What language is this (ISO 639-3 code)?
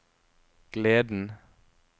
nor